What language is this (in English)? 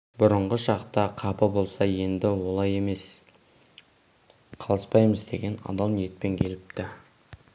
Kazakh